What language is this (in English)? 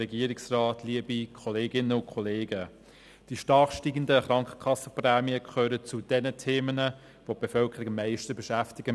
Swiss German